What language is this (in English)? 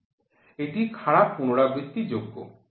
Bangla